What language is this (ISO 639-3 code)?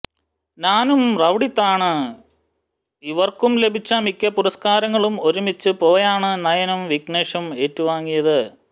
mal